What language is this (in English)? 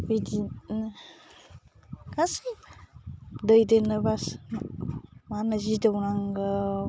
Bodo